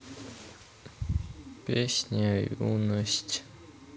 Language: Russian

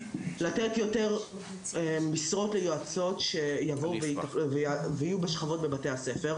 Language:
Hebrew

